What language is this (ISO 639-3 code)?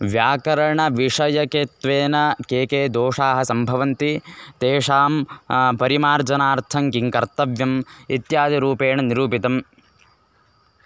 san